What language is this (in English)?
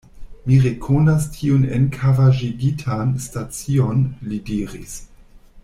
Esperanto